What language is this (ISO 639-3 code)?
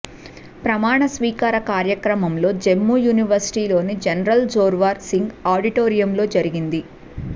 tel